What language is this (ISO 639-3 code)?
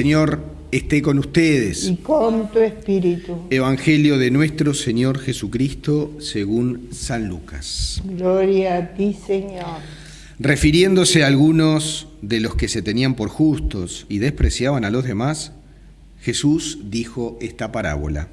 spa